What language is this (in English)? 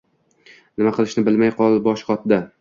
Uzbek